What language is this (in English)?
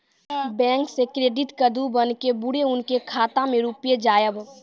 Maithili